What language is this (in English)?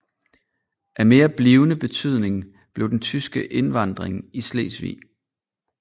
Danish